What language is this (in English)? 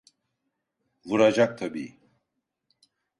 Turkish